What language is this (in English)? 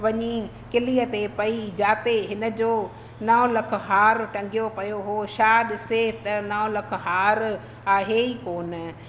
Sindhi